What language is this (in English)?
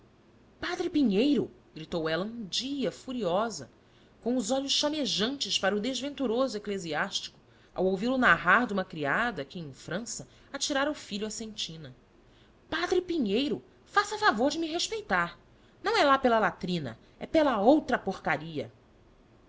Portuguese